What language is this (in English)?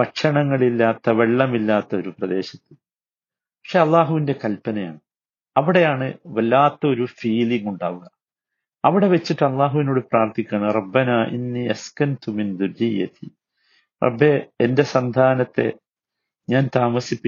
Malayalam